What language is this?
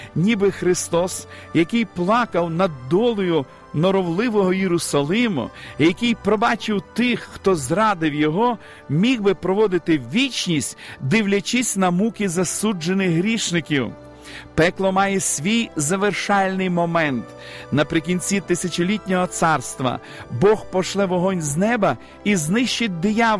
Ukrainian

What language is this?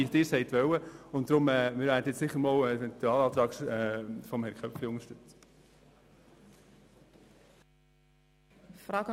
Swiss German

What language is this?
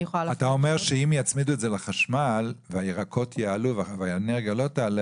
Hebrew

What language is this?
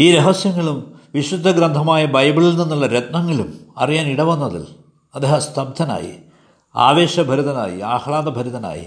Malayalam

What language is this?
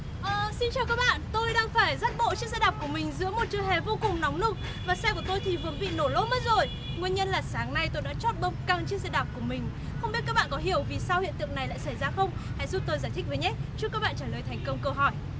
Vietnamese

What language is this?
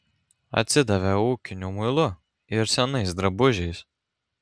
Lithuanian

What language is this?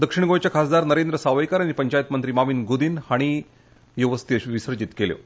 Konkani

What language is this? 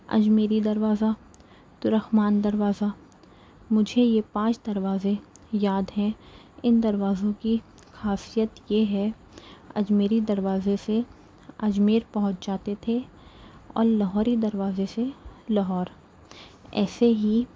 Urdu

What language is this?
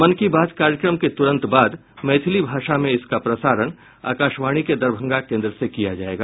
Hindi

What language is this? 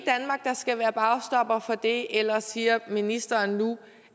Danish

